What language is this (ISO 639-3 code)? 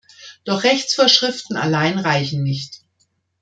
deu